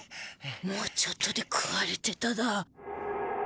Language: Japanese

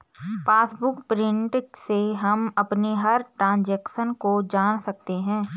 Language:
Hindi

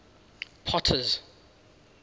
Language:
English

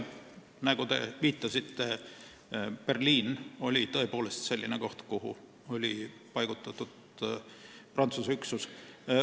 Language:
Estonian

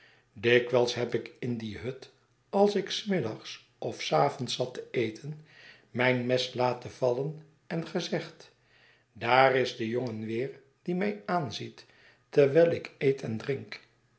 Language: Dutch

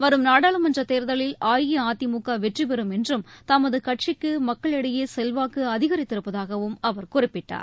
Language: Tamil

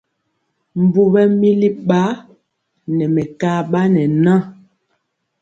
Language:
Mpiemo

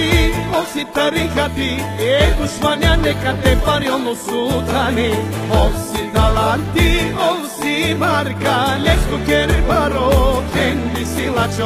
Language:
Thai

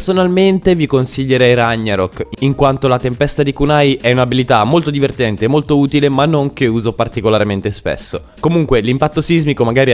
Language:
Italian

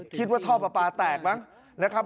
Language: Thai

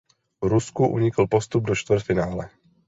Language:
Czech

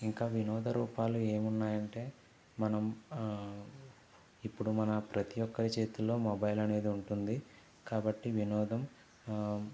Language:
Telugu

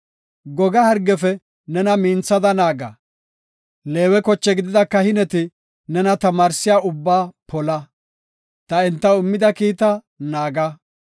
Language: Gofa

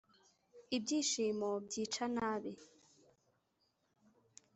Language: Kinyarwanda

